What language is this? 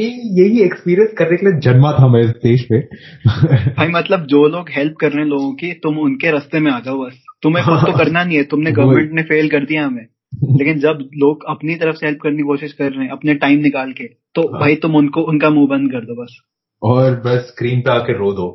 Hindi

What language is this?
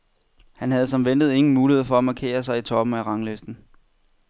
Danish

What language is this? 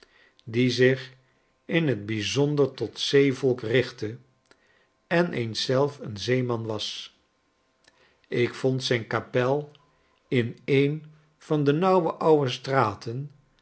Dutch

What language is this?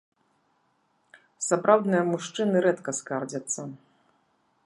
Belarusian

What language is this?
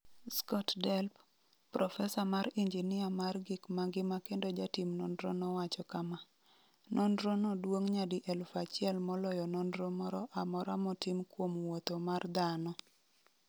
Luo (Kenya and Tanzania)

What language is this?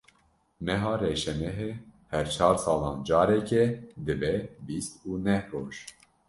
Kurdish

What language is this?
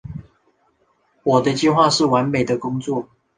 Chinese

